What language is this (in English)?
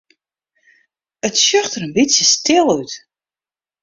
Western Frisian